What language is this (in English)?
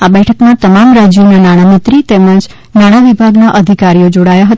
Gujarati